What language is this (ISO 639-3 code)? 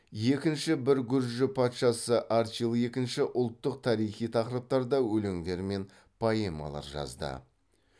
kaz